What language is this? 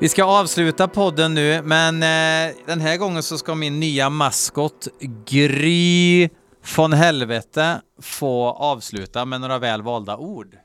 Swedish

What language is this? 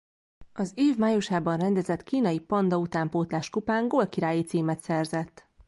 Hungarian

